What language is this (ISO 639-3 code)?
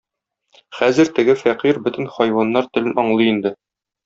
tat